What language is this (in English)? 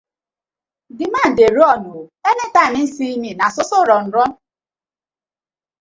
Nigerian Pidgin